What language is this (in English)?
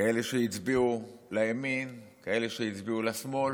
Hebrew